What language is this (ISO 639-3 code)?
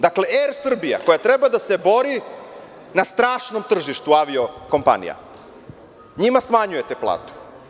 srp